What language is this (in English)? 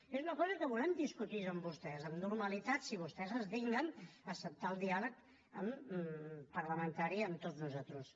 Catalan